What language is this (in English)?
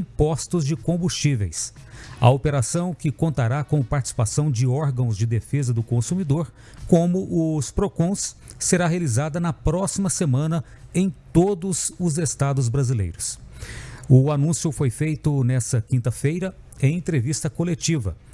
Portuguese